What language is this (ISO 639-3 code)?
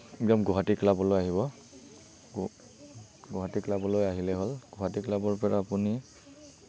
asm